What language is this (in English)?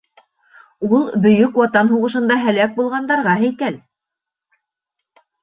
Bashkir